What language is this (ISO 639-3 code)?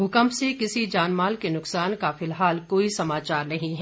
hin